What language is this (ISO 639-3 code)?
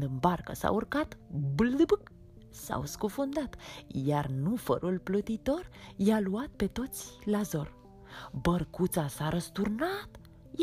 ron